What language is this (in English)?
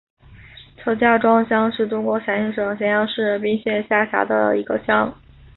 Chinese